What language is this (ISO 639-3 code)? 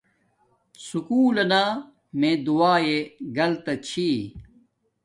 dmk